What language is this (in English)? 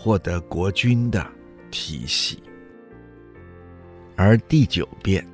Chinese